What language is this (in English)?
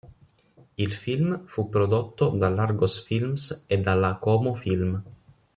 Italian